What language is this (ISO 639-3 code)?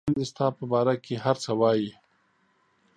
pus